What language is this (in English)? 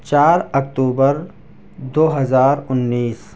Urdu